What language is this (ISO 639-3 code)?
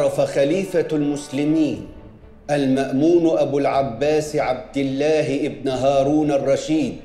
ara